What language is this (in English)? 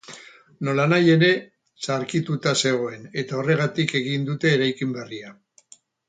Basque